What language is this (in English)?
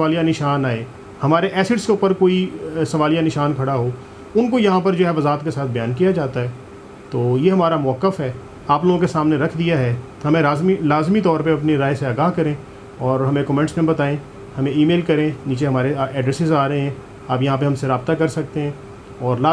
Urdu